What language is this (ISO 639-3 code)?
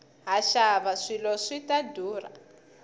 tso